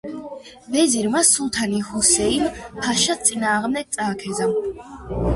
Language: Georgian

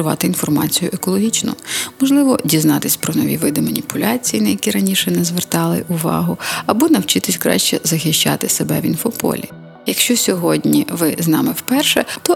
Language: Ukrainian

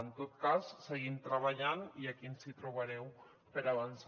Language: Catalan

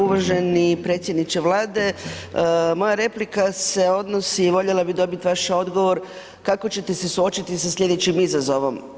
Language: Croatian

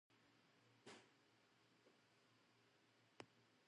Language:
Japanese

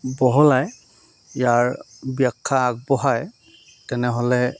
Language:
Assamese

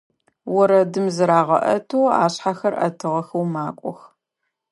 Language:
Adyghe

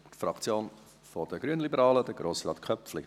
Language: Swiss German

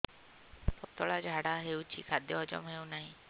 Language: Odia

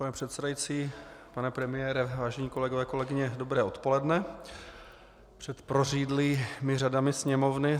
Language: Czech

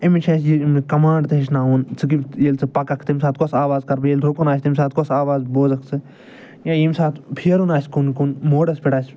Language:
Kashmiri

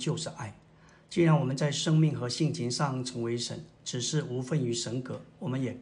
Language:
Chinese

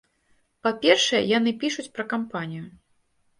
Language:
Belarusian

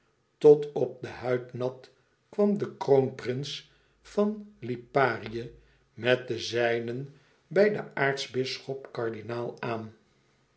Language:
Dutch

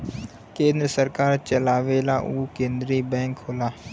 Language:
Bhojpuri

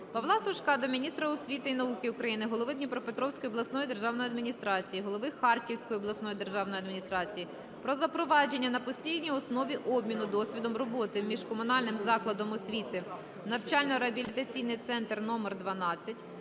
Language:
Ukrainian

